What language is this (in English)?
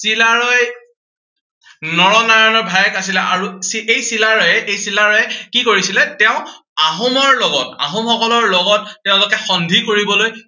Assamese